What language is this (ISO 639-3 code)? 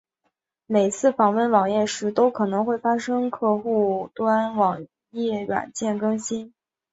zho